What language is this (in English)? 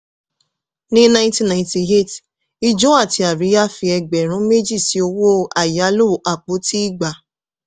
Yoruba